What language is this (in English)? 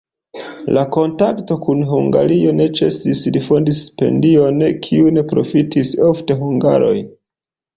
Esperanto